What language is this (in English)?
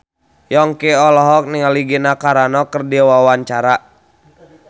Sundanese